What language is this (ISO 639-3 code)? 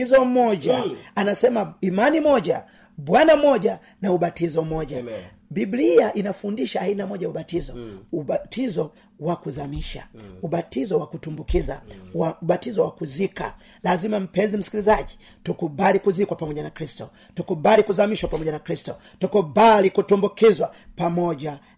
swa